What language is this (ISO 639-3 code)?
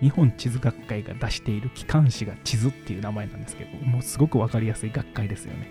jpn